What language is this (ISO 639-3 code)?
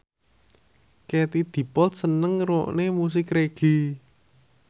jav